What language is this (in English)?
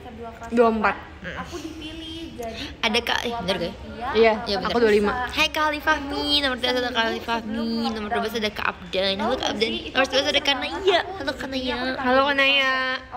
Indonesian